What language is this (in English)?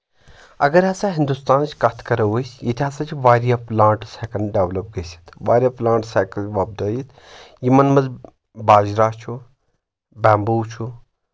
Kashmiri